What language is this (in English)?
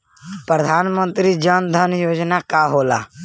Bhojpuri